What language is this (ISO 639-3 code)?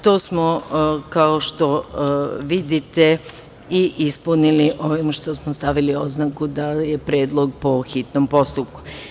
srp